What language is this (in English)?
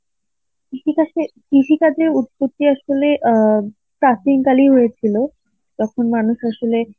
Bangla